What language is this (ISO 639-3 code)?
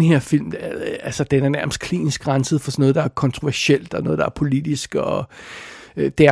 dan